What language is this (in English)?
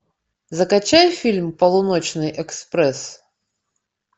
Russian